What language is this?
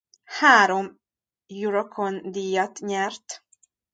Hungarian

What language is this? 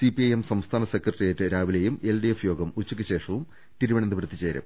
Malayalam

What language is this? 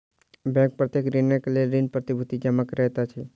Maithili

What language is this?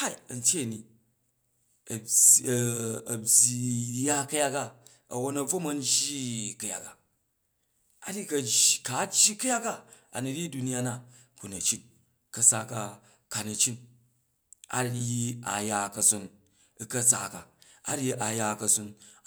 Jju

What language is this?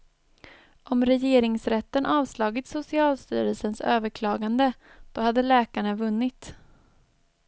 Swedish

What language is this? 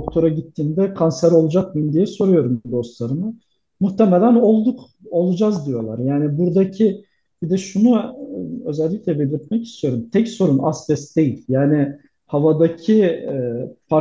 Turkish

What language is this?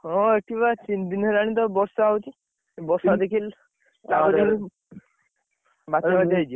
Odia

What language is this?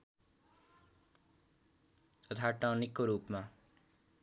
Nepali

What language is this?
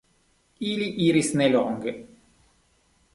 Esperanto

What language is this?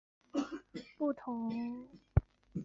Chinese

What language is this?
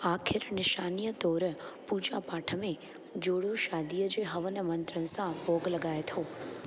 Sindhi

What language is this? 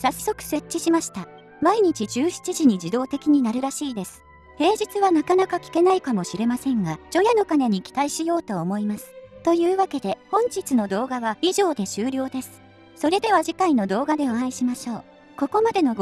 Japanese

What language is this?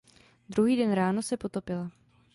Czech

